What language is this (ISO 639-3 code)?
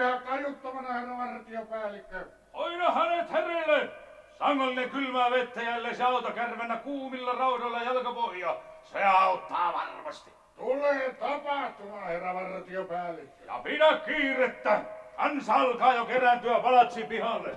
fin